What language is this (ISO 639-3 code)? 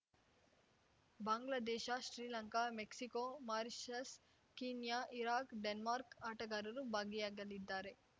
kan